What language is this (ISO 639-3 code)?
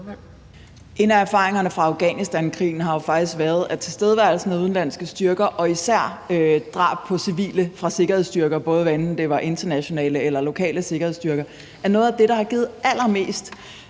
dan